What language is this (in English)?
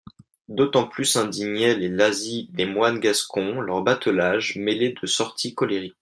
French